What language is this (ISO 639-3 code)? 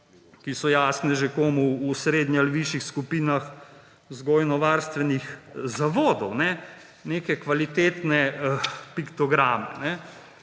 slv